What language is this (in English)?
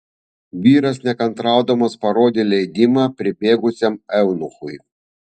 Lithuanian